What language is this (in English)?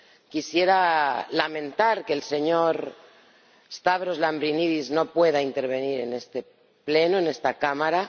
Spanish